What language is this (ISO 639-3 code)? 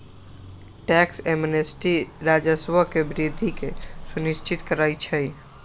mag